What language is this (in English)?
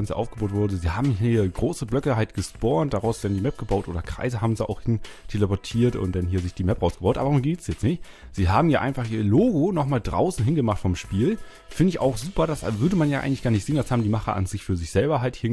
German